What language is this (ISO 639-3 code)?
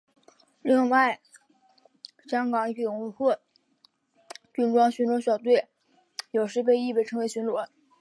zho